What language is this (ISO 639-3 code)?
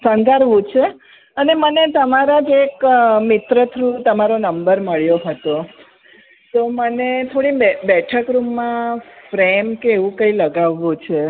guj